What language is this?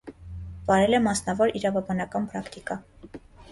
Armenian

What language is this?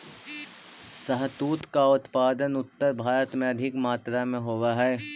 Magahi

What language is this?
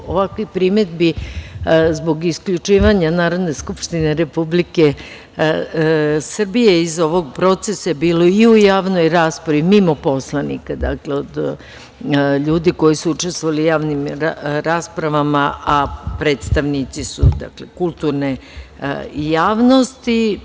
Serbian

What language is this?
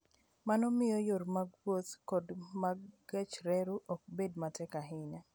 Luo (Kenya and Tanzania)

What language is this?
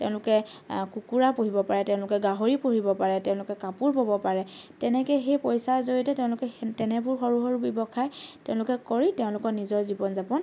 Assamese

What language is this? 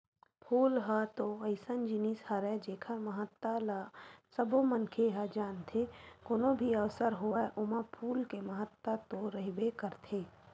Chhattisgarhi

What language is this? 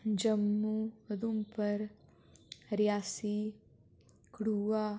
Dogri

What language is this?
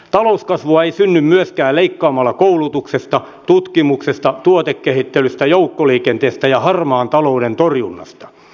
Finnish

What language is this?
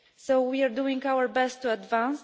English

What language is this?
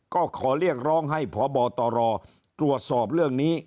Thai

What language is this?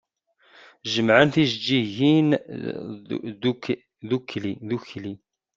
Kabyle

